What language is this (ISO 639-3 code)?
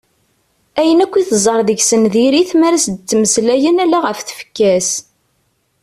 kab